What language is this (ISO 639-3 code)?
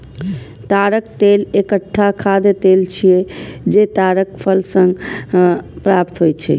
mai